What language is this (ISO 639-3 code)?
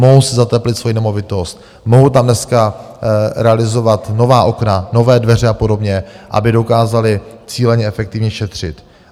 ces